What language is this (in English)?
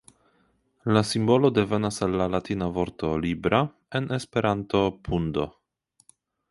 Esperanto